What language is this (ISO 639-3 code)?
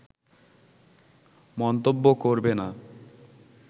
ben